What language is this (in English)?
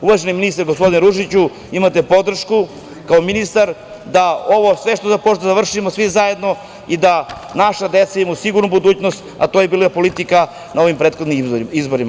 Serbian